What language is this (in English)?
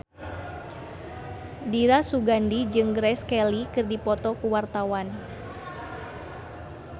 Sundanese